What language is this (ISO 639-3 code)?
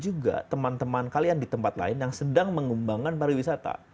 ind